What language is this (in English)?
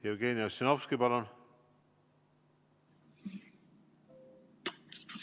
Estonian